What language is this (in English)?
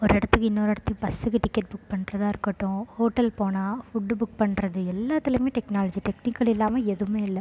Tamil